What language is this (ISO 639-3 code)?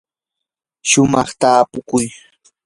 qur